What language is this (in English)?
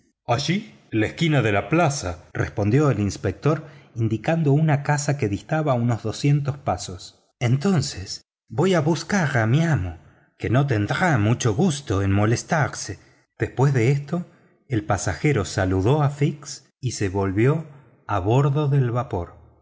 Spanish